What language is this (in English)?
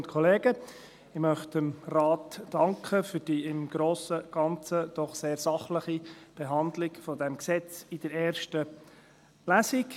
Swiss German